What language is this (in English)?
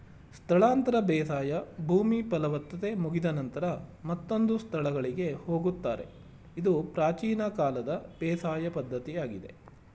Kannada